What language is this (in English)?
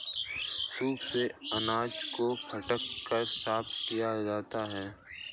Hindi